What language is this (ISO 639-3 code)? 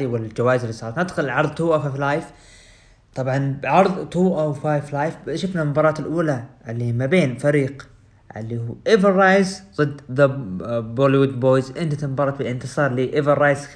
ara